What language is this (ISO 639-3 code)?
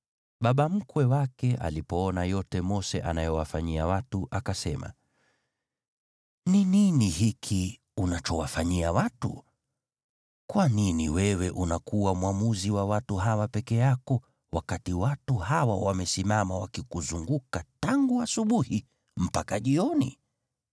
swa